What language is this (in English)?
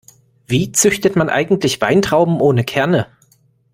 German